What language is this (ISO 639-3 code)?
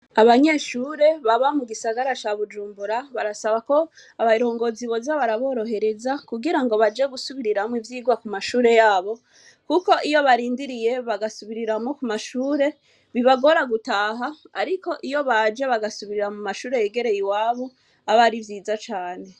run